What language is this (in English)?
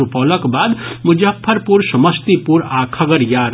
Maithili